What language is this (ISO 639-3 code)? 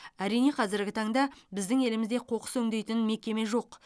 kaz